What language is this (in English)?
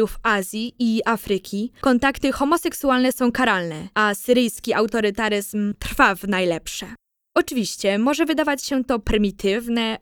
Polish